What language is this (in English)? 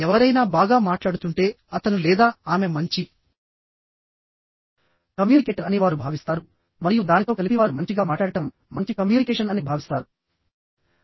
Telugu